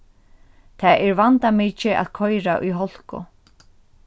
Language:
Faroese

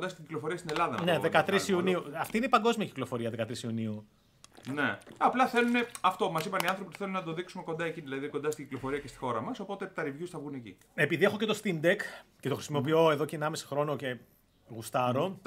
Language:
Greek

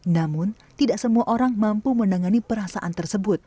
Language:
Indonesian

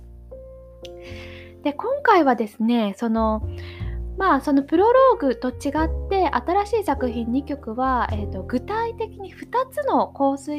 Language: Japanese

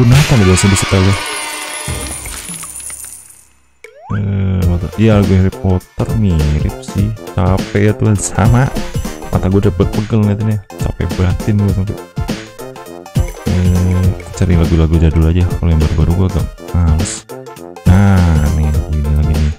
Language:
Indonesian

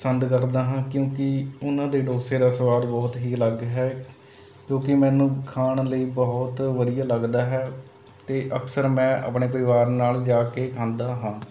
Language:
Punjabi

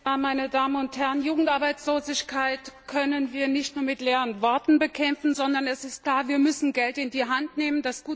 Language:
German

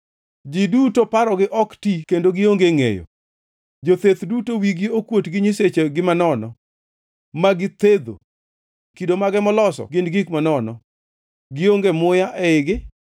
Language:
Luo (Kenya and Tanzania)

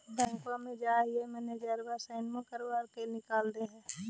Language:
Magahi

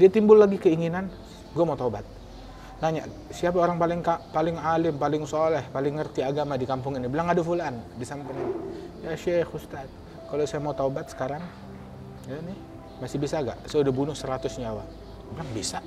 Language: Indonesian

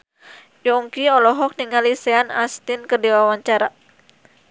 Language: Sundanese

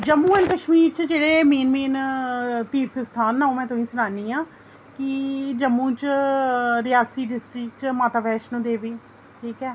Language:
Dogri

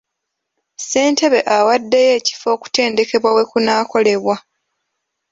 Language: Ganda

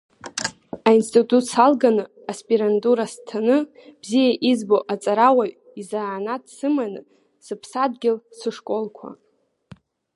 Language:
Abkhazian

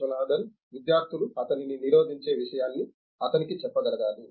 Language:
Telugu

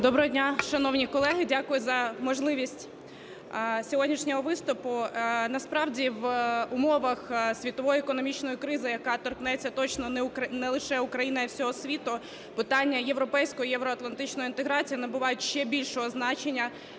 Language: Ukrainian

